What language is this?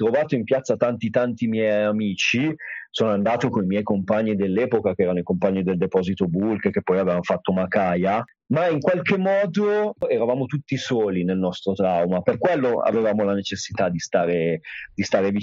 Italian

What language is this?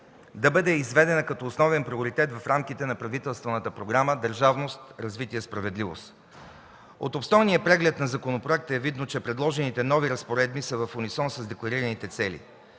Bulgarian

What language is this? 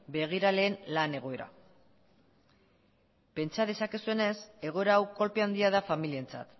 Basque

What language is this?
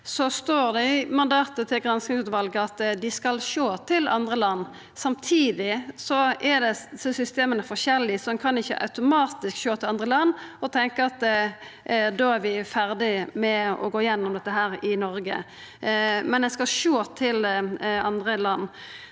Norwegian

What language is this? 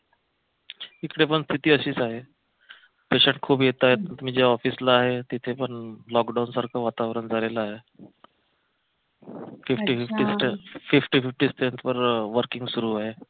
Marathi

